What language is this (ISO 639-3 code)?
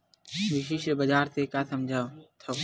hne